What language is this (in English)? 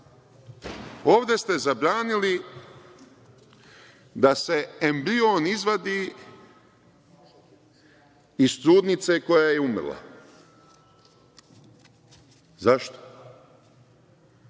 Serbian